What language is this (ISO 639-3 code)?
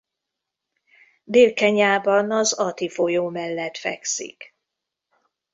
hun